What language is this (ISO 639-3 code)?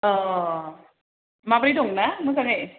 brx